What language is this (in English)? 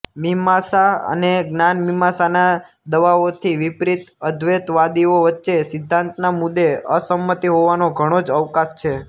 Gujarati